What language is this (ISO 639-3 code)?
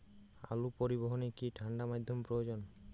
ben